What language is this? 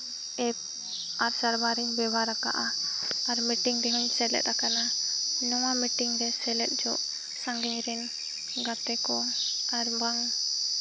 Santali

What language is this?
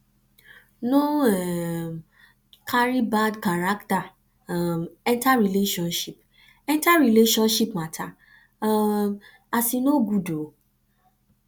Nigerian Pidgin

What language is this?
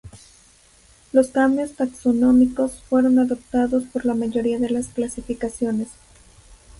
Spanish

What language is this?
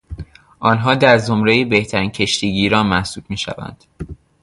Persian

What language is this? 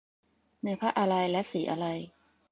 Thai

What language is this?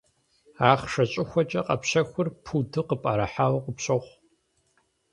Kabardian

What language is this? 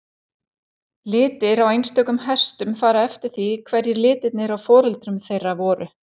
Icelandic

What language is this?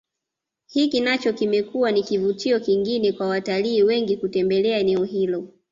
Swahili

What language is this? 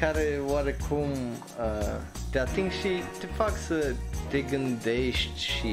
Romanian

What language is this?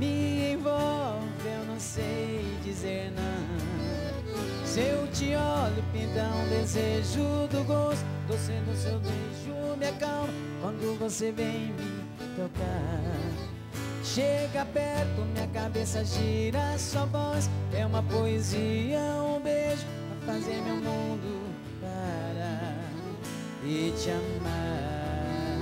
Portuguese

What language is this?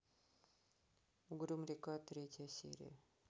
Russian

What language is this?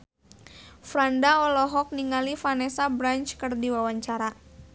Sundanese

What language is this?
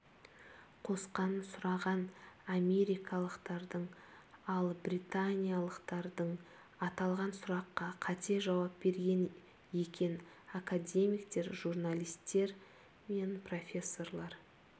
Kazakh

